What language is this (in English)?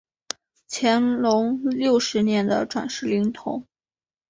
Chinese